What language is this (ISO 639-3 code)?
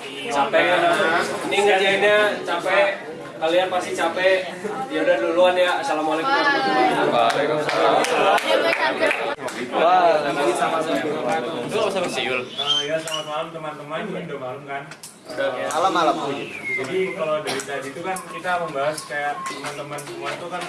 ind